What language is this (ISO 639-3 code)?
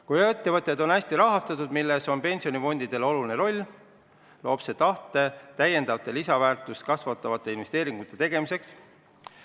est